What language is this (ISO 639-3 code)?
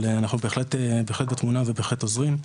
heb